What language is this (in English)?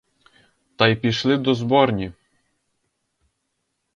Ukrainian